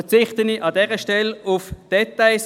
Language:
Swiss German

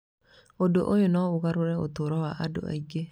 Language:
Kikuyu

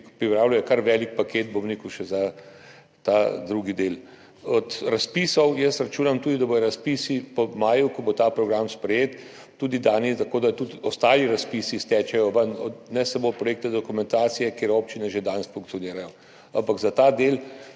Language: Slovenian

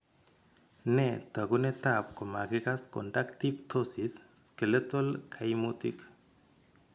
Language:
Kalenjin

